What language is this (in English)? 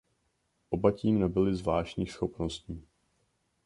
Czech